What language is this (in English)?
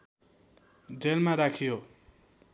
Nepali